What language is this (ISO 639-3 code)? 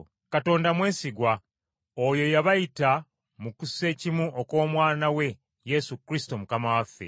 lug